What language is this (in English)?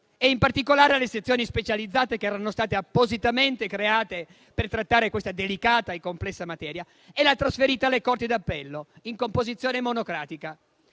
Italian